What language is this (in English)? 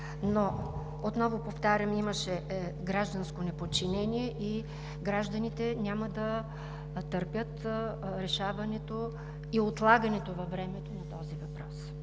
Bulgarian